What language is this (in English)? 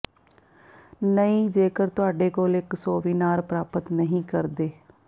Punjabi